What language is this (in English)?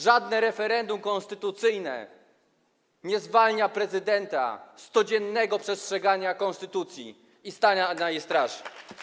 Polish